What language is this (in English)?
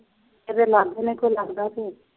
Punjabi